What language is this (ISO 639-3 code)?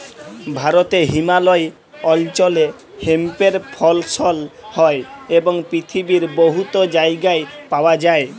ben